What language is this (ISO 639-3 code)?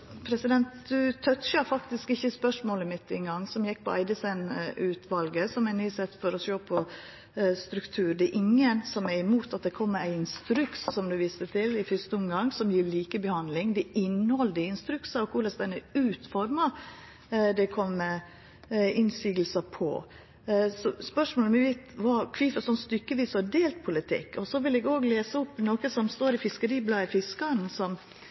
nno